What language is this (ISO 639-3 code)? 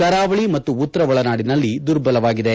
kan